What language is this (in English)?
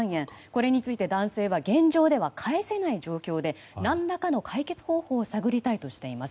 Japanese